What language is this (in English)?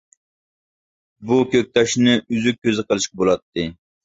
Uyghur